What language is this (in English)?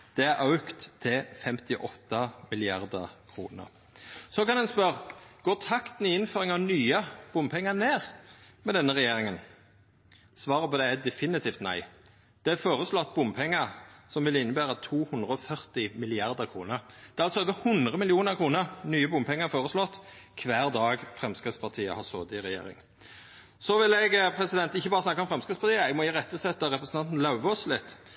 Norwegian Nynorsk